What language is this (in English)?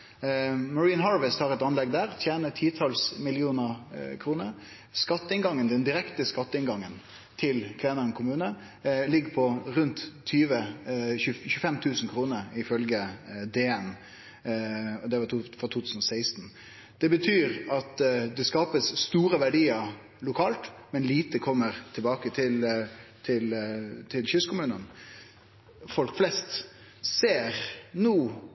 Norwegian Nynorsk